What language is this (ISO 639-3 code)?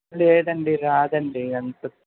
tel